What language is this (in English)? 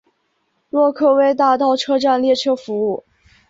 Chinese